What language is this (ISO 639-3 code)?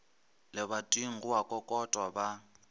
nso